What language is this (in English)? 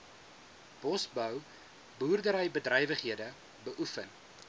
Afrikaans